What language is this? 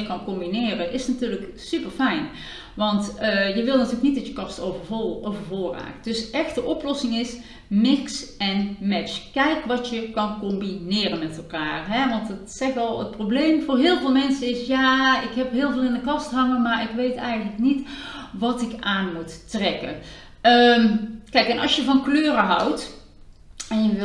Dutch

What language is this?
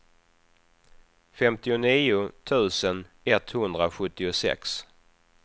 Swedish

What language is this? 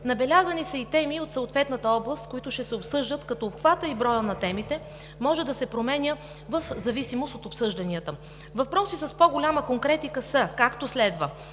Bulgarian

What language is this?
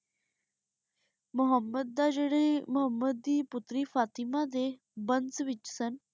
Punjabi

